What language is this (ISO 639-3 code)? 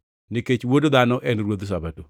luo